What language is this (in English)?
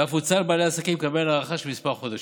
Hebrew